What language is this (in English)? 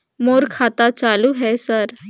Chhattisgarhi